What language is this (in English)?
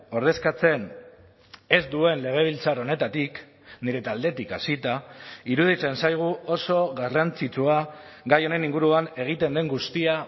Basque